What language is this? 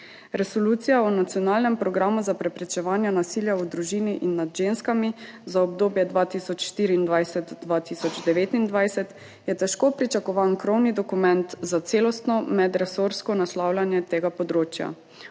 Slovenian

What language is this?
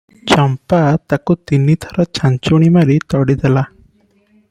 Odia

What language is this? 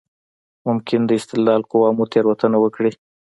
Pashto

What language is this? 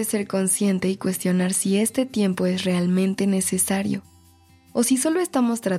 Spanish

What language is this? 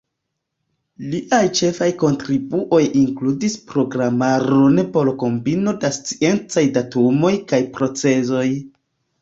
Esperanto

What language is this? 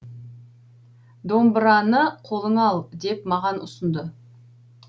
Kazakh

